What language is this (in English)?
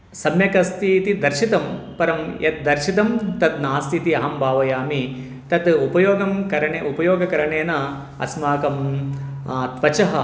Sanskrit